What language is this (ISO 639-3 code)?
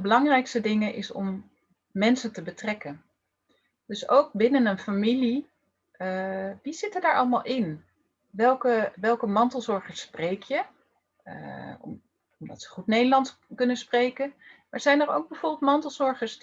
nld